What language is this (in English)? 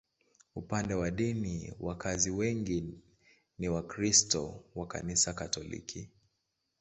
Swahili